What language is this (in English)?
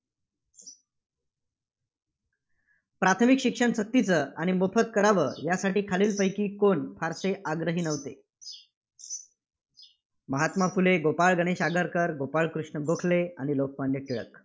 Marathi